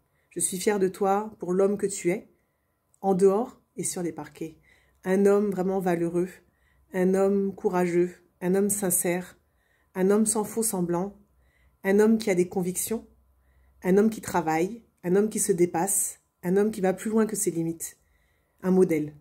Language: French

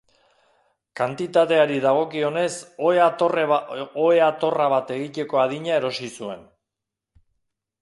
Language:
Basque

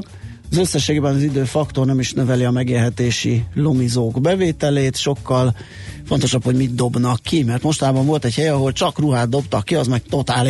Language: Hungarian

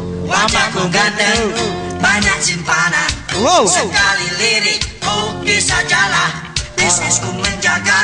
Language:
Indonesian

